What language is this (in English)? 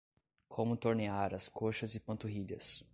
Portuguese